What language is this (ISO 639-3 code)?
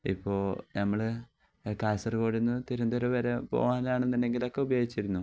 mal